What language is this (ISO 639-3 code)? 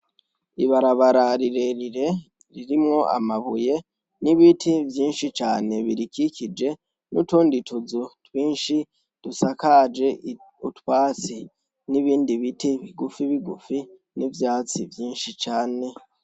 run